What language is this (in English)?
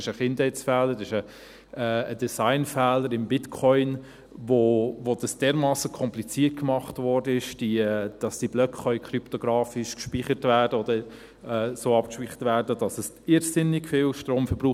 Swiss German